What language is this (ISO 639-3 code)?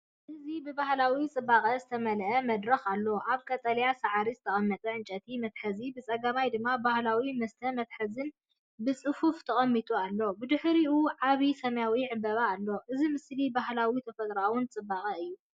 tir